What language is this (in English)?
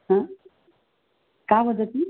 Sanskrit